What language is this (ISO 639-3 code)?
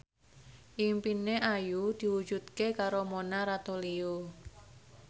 jav